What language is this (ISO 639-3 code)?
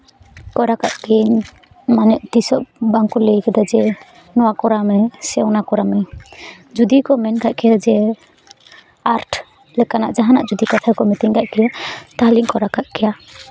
sat